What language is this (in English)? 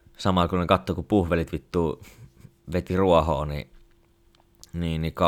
Finnish